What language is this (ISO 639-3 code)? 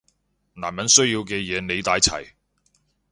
yue